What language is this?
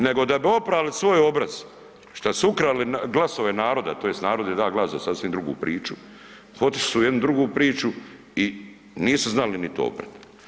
Croatian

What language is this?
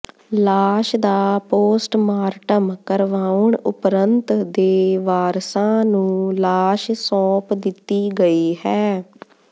Punjabi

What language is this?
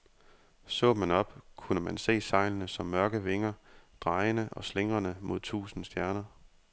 Danish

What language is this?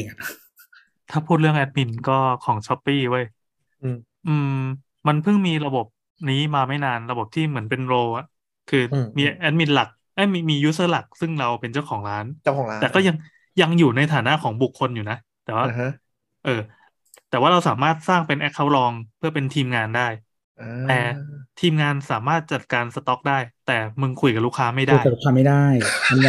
Thai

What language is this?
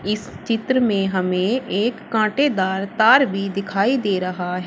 Hindi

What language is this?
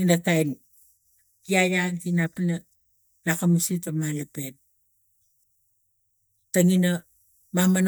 Tigak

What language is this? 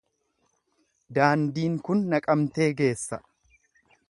Oromo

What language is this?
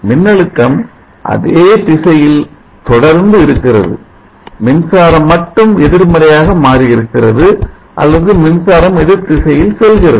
Tamil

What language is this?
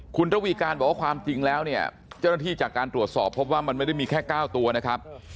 Thai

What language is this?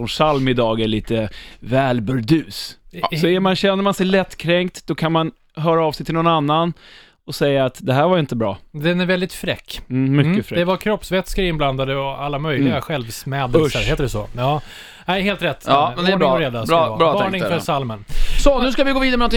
Swedish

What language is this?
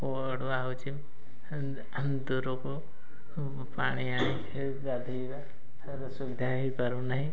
Odia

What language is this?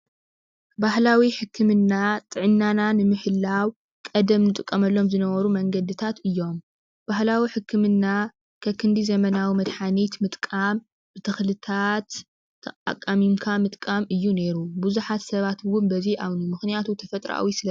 Tigrinya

